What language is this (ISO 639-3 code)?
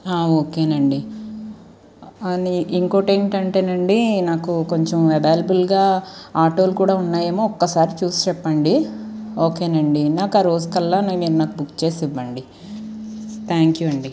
tel